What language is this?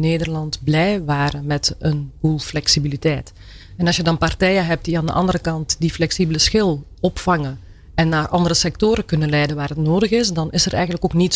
Dutch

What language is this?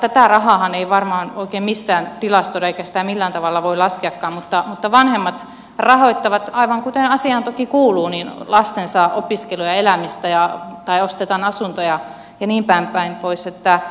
Finnish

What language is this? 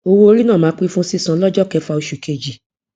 Yoruba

